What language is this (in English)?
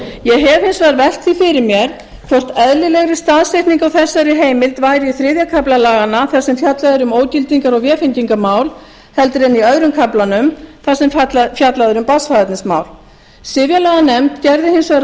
Icelandic